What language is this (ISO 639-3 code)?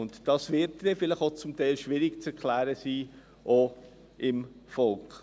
gsw